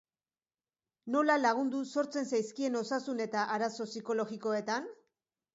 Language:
Basque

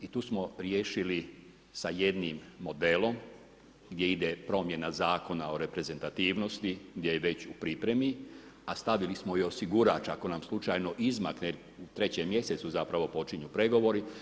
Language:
Croatian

